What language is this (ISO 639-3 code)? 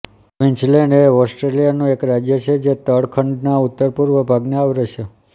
guj